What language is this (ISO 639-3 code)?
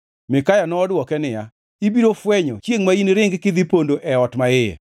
luo